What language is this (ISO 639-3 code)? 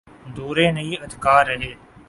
urd